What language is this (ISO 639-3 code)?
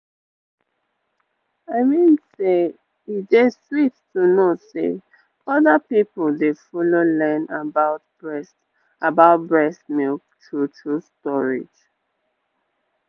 pcm